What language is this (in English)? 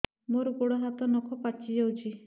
Odia